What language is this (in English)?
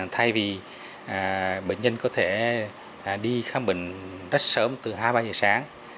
Vietnamese